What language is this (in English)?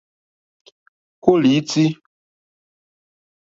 Mokpwe